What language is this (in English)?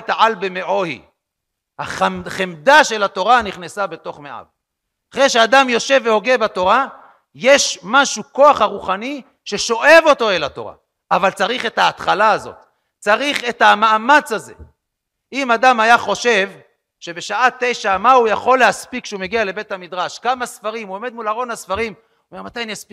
Hebrew